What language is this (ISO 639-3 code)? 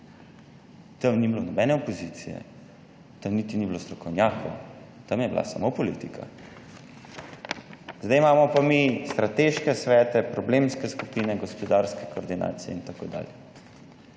slv